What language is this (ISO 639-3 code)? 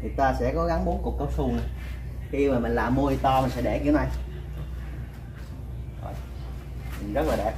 vie